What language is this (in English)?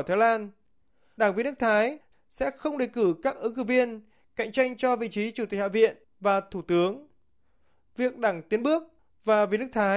Vietnamese